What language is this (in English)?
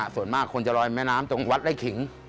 Thai